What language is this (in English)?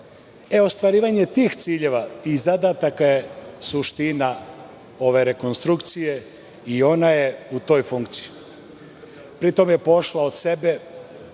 Serbian